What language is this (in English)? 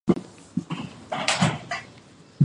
Chinese